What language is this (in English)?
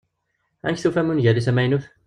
Kabyle